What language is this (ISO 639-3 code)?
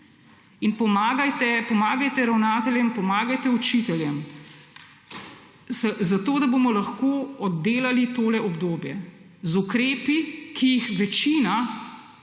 slv